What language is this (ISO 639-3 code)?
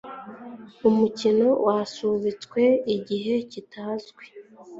kin